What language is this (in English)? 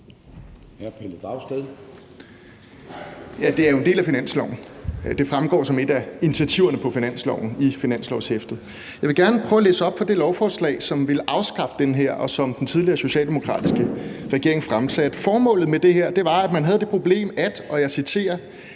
Danish